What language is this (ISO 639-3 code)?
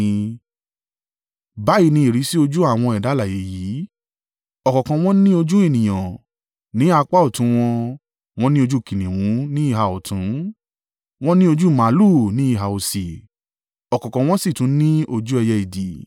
yor